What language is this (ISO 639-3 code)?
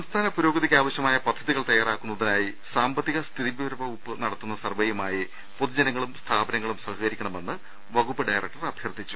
mal